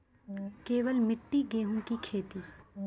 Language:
Maithili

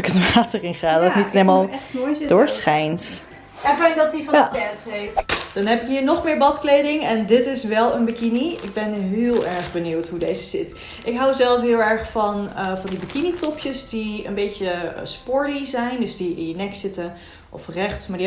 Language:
Dutch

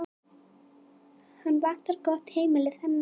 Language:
Icelandic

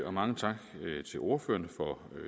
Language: Danish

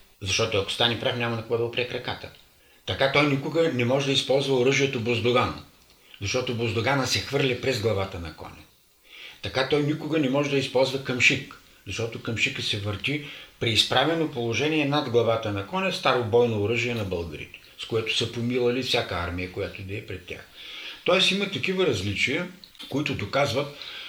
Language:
Bulgarian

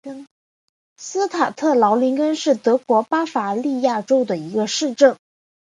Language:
Chinese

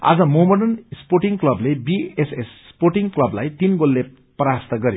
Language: Nepali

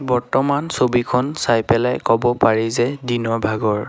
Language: Assamese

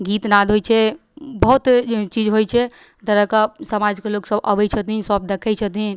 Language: Maithili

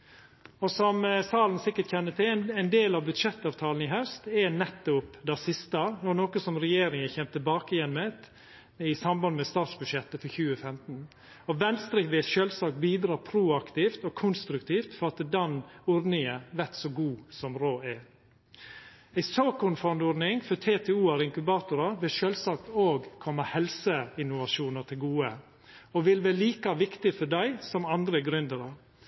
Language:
Norwegian Nynorsk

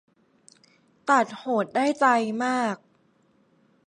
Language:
Thai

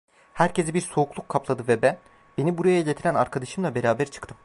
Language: Turkish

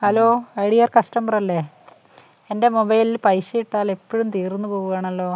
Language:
Malayalam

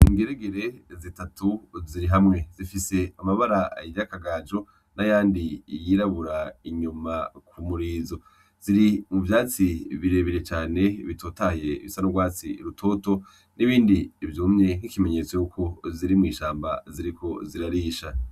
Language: Rundi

